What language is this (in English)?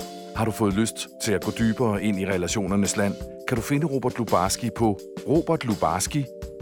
Danish